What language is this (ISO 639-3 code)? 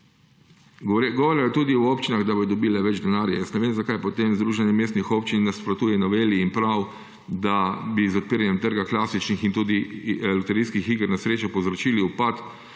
slv